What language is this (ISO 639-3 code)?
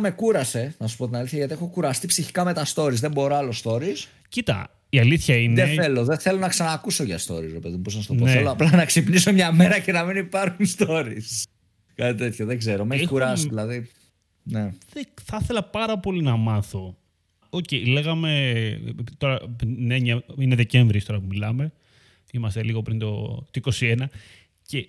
ell